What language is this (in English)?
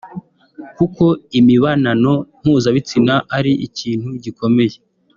Kinyarwanda